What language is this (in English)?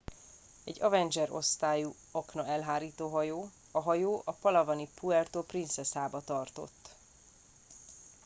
Hungarian